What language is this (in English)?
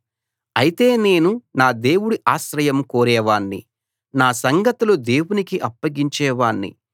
Telugu